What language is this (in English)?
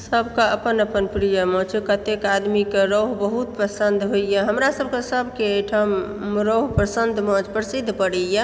Maithili